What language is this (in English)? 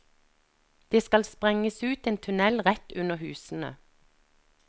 Norwegian